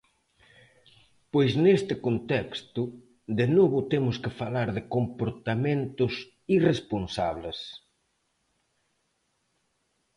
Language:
Galician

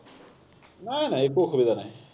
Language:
Assamese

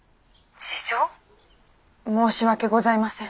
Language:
Japanese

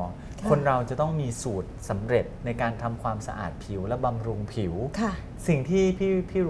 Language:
Thai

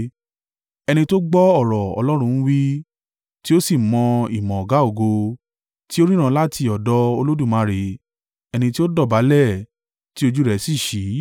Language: Yoruba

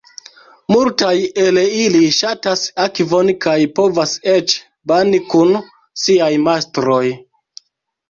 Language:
Esperanto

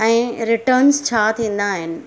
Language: Sindhi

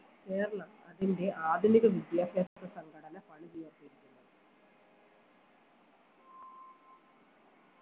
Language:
Malayalam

